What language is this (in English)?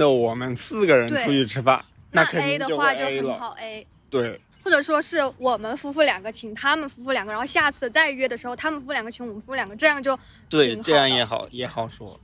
Chinese